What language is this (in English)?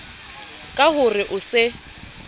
Southern Sotho